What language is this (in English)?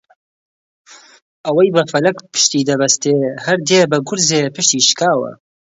Central Kurdish